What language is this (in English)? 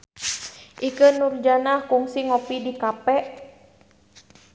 Sundanese